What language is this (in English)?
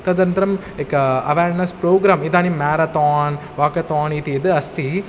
Sanskrit